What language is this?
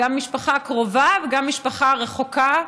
Hebrew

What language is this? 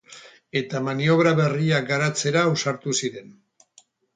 Basque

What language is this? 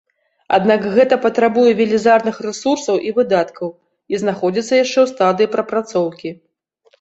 Belarusian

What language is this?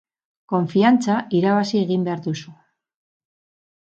Basque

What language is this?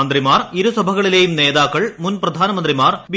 Malayalam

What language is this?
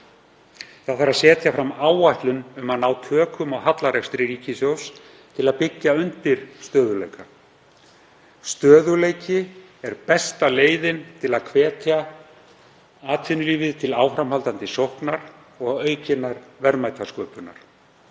Icelandic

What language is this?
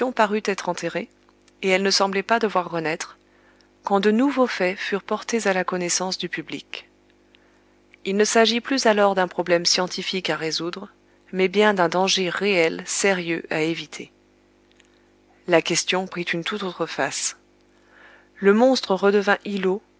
French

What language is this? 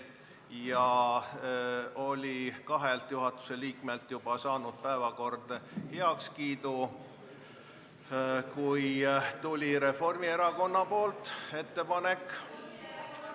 Estonian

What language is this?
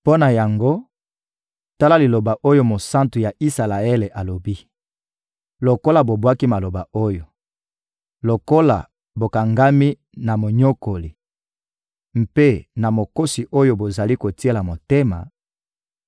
Lingala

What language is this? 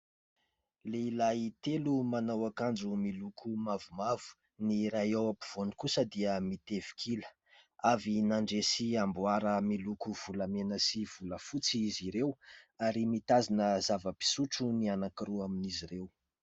Malagasy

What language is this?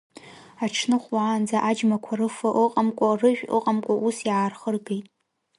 Abkhazian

